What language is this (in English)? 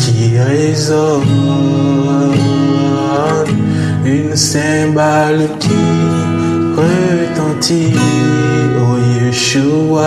French